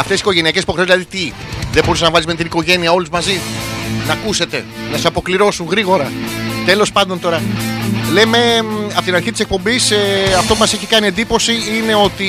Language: Greek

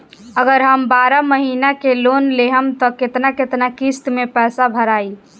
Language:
Bhojpuri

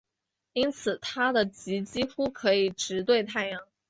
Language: Chinese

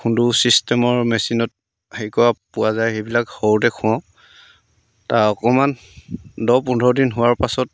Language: Assamese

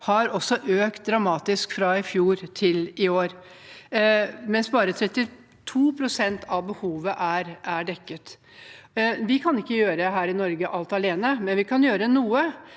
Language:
Norwegian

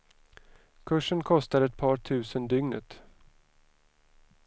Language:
Swedish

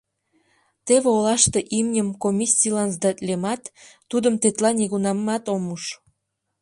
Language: Mari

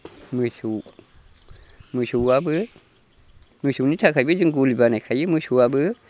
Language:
Bodo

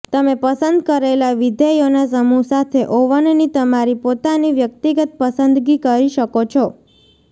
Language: Gujarati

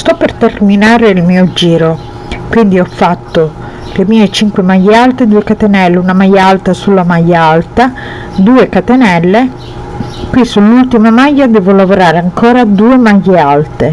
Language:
Italian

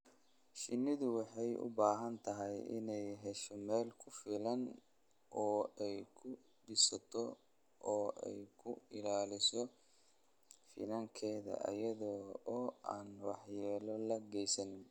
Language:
Somali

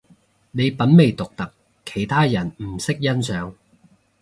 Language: Cantonese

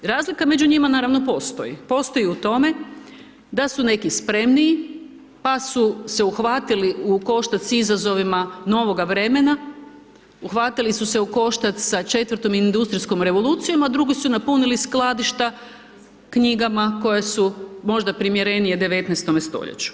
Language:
Croatian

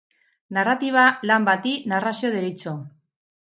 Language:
Basque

